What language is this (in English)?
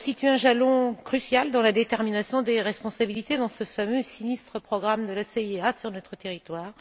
French